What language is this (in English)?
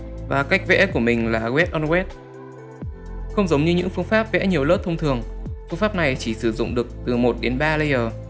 Vietnamese